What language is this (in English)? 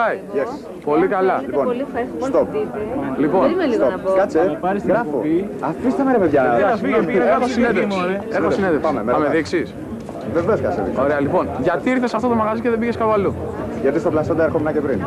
Greek